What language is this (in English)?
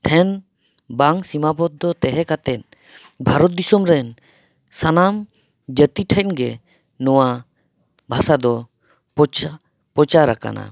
Santali